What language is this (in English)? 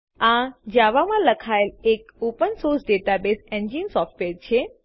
Gujarati